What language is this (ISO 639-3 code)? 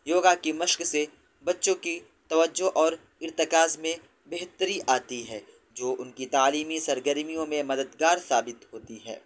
urd